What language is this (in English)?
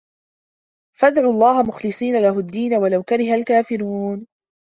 Arabic